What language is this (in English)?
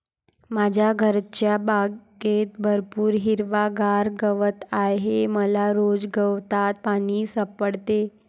Marathi